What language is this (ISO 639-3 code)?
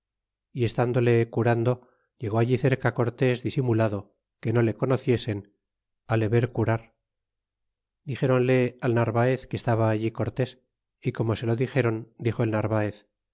spa